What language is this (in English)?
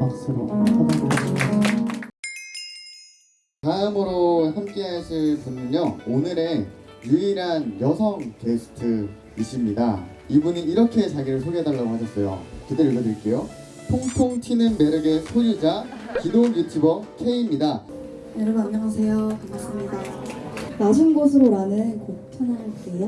Korean